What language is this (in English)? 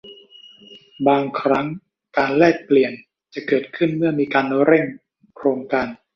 Thai